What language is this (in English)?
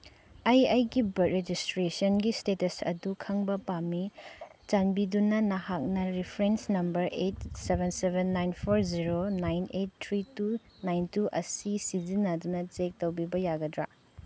Manipuri